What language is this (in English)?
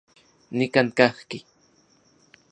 Central Puebla Nahuatl